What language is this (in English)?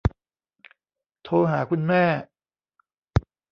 Thai